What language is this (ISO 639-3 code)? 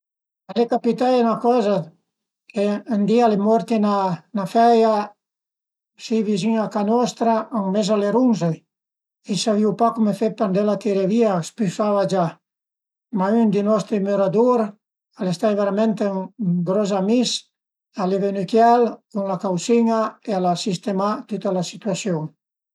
pms